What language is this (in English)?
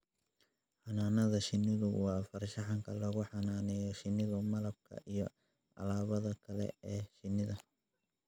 Somali